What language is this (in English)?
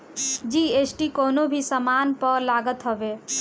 Bhojpuri